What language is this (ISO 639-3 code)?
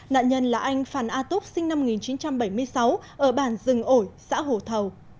vie